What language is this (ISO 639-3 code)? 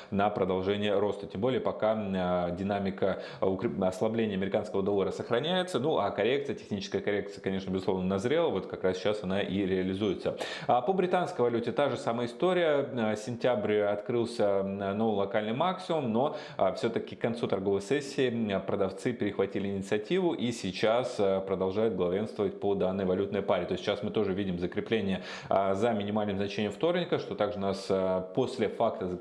rus